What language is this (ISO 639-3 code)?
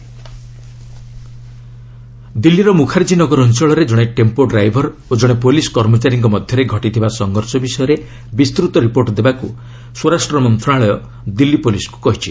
ori